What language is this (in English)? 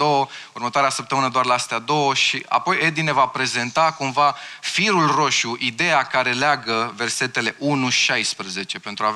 Romanian